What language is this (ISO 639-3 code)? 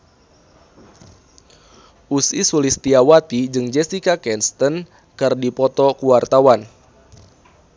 sun